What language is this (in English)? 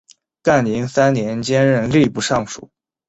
Chinese